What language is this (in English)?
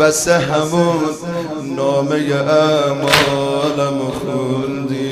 Persian